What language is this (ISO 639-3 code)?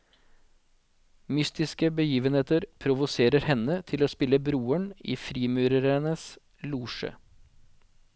nor